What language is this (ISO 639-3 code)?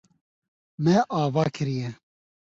kur